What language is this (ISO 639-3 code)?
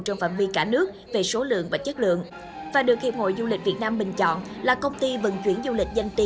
vie